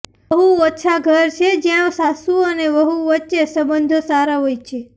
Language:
Gujarati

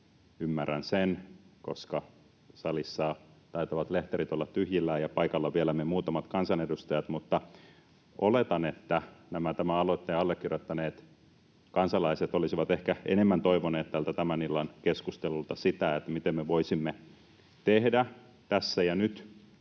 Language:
Finnish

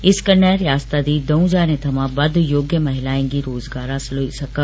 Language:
Dogri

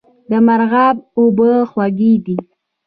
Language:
Pashto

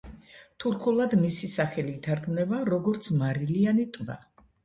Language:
Georgian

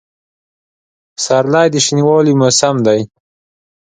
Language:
Pashto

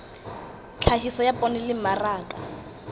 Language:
Southern Sotho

